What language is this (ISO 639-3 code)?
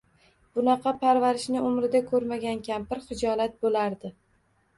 uzb